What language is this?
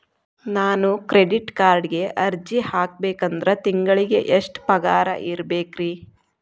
Kannada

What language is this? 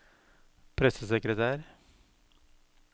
Norwegian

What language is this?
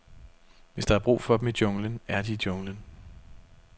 Danish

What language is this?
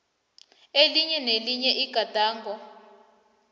South Ndebele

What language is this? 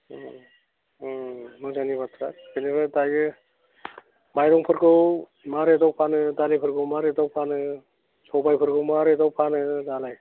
Bodo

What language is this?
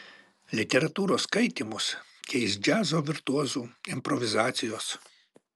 Lithuanian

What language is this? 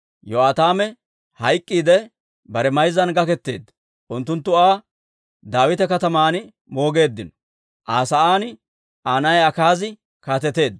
Dawro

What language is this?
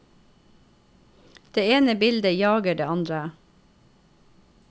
Norwegian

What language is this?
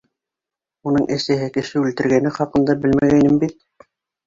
Bashkir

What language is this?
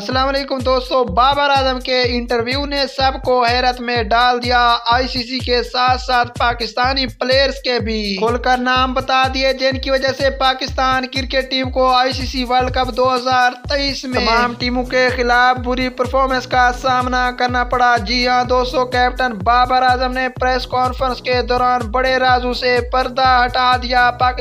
Hindi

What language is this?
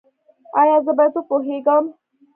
Pashto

